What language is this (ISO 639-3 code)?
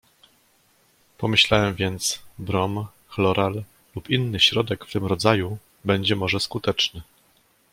pol